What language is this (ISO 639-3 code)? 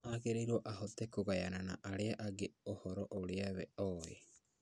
kik